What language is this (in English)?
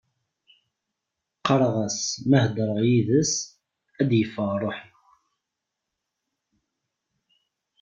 Kabyle